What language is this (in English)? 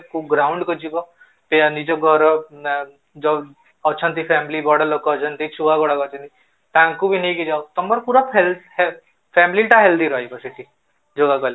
Odia